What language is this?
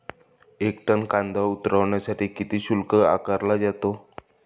Marathi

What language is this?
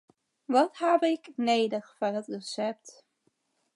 Western Frisian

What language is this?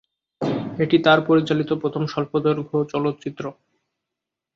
Bangla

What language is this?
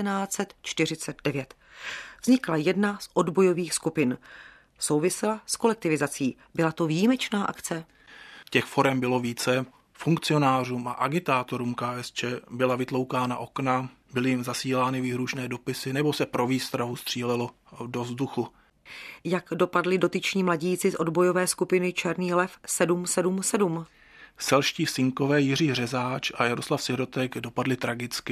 Czech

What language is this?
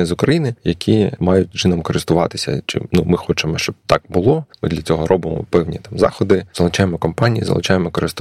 Ukrainian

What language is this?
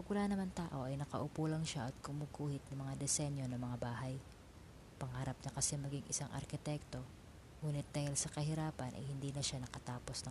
Filipino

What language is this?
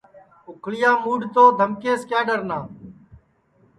Sansi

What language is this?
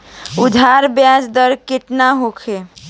Bhojpuri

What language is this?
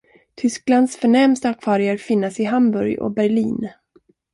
Swedish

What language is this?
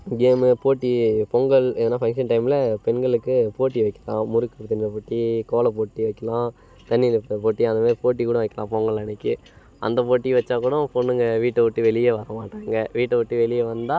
Tamil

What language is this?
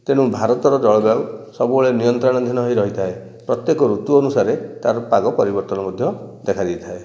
Odia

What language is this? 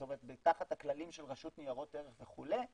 Hebrew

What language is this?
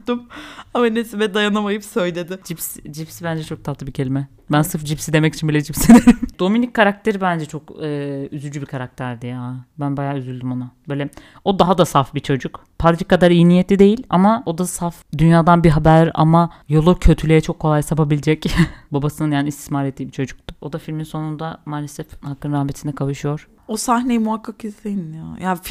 Turkish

